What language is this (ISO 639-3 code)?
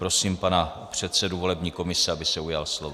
ces